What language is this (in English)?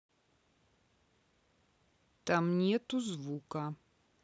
Russian